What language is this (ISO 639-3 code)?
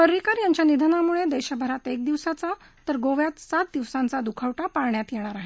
mar